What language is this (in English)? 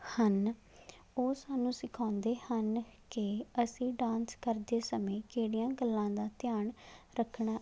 Punjabi